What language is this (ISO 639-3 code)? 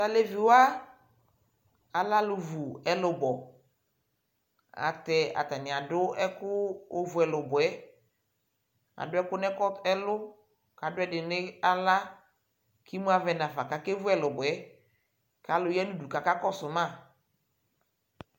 kpo